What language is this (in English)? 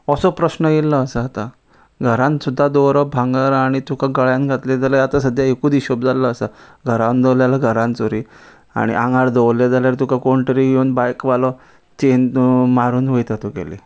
Konkani